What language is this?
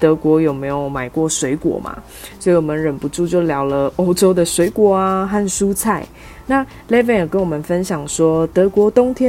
Chinese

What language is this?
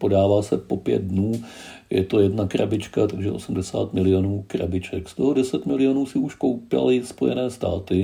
Czech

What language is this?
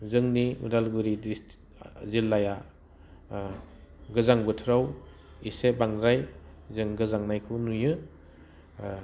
Bodo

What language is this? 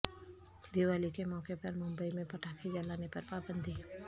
Urdu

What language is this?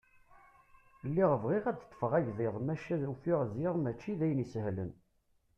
Kabyle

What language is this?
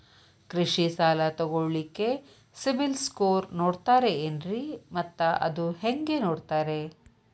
Kannada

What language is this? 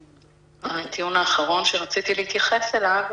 Hebrew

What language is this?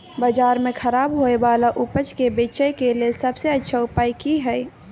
Maithili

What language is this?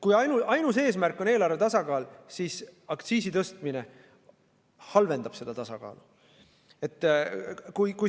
Estonian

